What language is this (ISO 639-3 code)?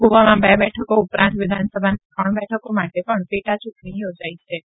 guj